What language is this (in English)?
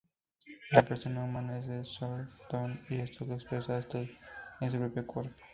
Spanish